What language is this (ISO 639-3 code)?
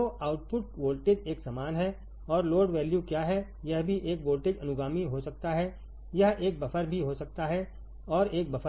hin